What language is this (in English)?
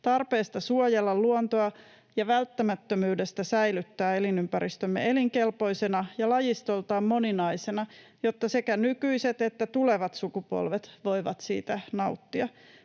Finnish